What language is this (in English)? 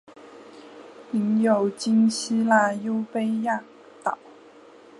Chinese